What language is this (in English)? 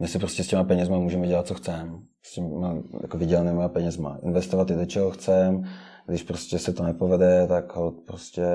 Czech